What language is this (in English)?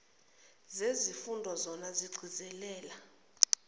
Zulu